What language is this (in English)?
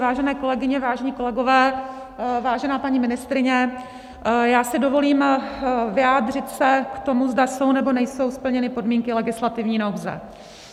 Czech